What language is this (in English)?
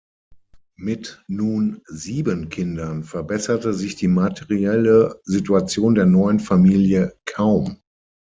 German